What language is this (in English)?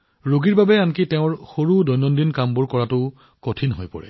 Assamese